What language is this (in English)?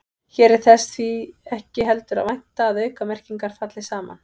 Icelandic